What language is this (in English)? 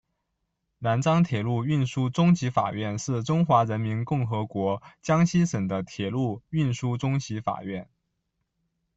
Chinese